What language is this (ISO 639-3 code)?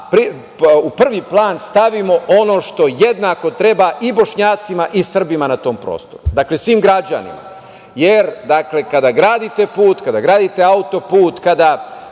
srp